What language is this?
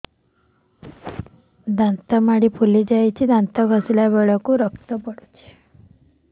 Odia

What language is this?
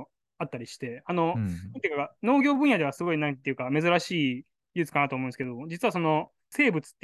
Japanese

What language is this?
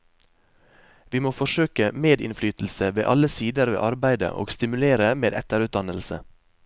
Norwegian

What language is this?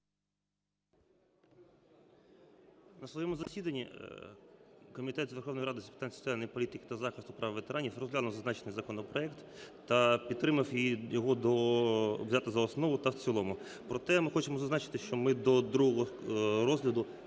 Ukrainian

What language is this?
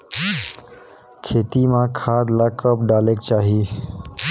Chhattisgarhi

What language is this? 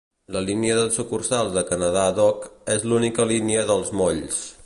Catalan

